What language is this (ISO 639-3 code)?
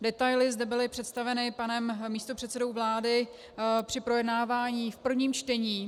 ces